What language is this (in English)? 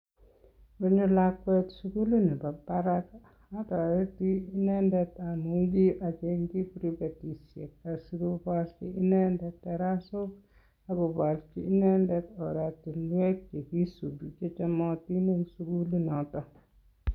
Kalenjin